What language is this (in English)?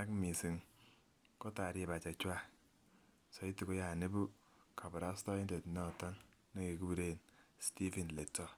Kalenjin